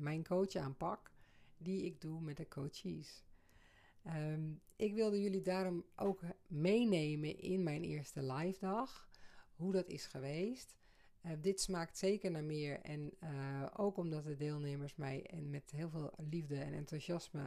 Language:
Dutch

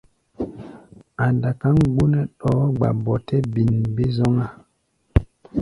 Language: Gbaya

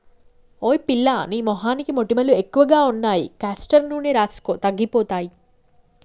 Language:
Telugu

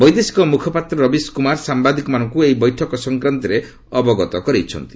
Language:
Odia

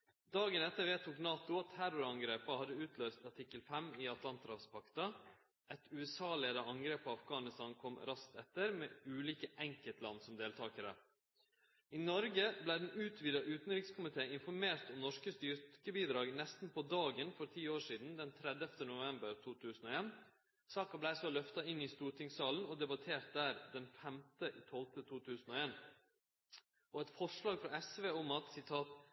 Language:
Norwegian Nynorsk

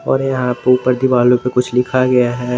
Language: Hindi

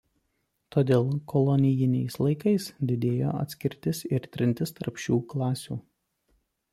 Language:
Lithuanian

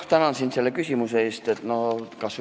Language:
Estonian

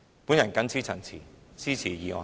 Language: Cantonese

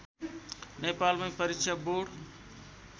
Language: Nepali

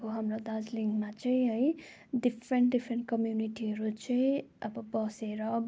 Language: Nepali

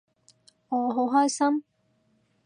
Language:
Cantonese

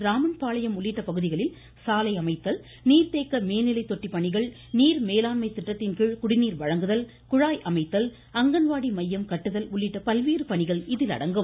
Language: Tamil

